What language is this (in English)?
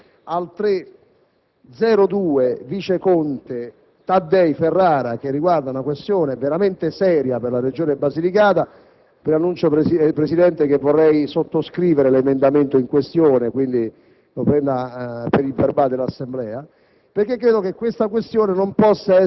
Italian